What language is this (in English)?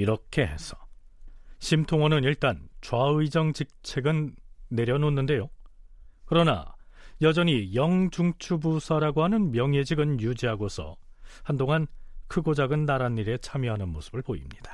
Korean